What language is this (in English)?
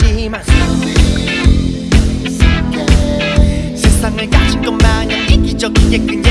Indonesian